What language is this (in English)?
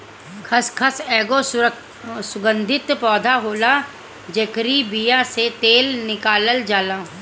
Bhojpuri